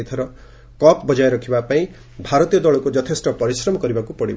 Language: Odia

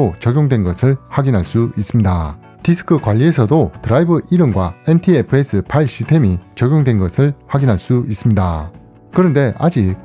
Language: Korean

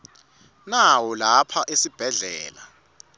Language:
Swati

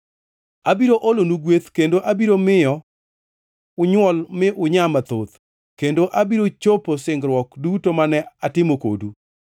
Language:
Luo (Kenya and Tanzania)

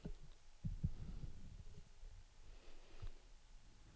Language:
Swedish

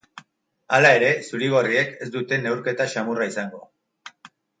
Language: Basque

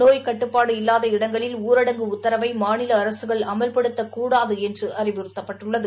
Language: Tamil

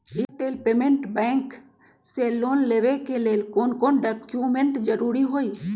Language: Magahi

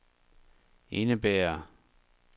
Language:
Danish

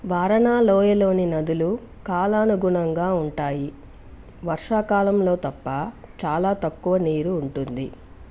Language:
Telugu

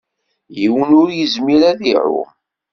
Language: Kabyle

